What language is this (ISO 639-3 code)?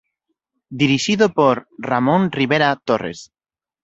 glg